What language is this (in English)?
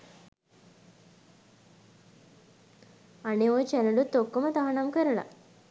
Sinhala